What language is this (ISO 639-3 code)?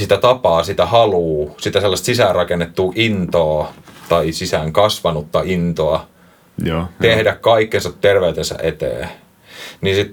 fin